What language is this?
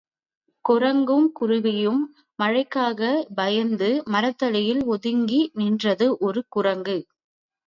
Tamil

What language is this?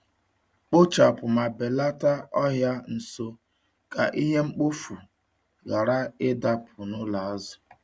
Igbo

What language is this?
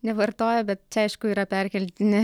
Lithuanian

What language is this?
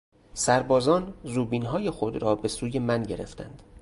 Persian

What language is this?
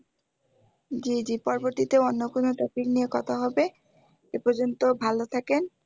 Bangla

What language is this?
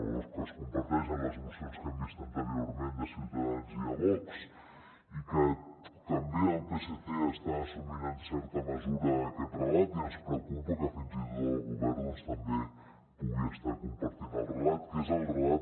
Catalan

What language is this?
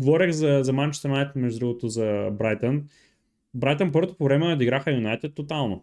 Bulgarian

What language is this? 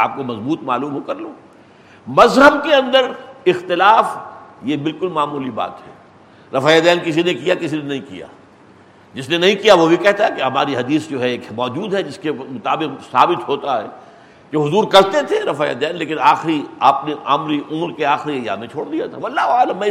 Urdu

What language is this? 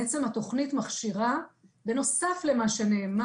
Hebrew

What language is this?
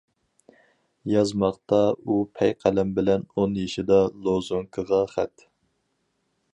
Uyghur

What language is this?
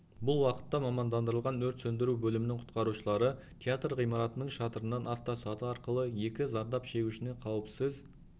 Kazakh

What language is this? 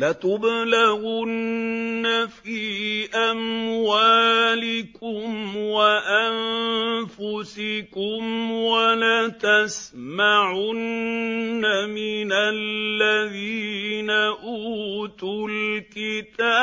Arabic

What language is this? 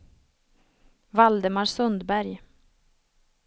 Swedish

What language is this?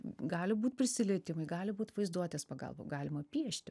Lithuanian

